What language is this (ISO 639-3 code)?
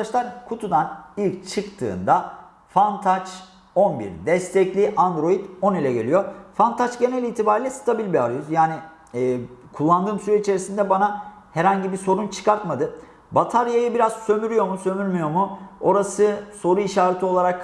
tur